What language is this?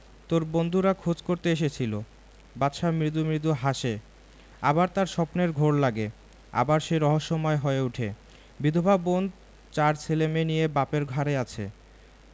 Bangla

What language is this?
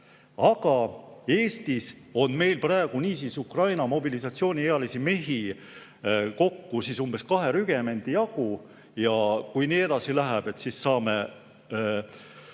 Estonian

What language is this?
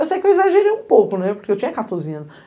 Portuguese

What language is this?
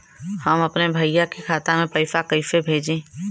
Bhojpuri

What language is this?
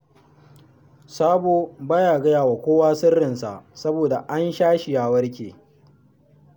Hausa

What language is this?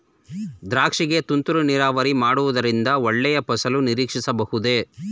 Kannada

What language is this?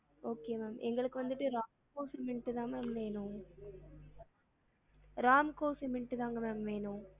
Tamil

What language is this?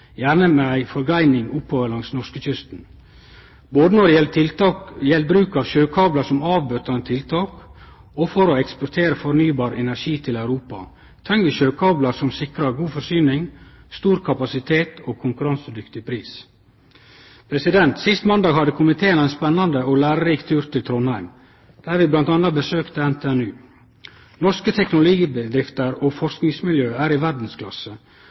Norwegian Nynorsk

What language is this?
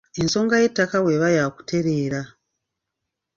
Ganda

